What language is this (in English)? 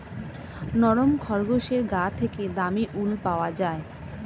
Bangla